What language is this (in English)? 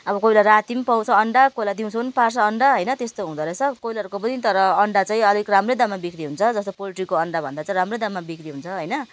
Nepali